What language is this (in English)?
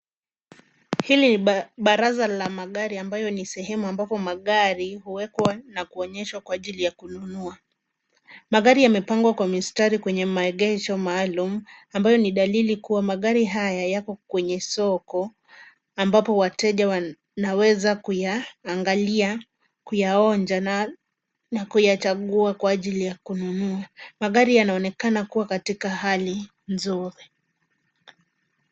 Swahili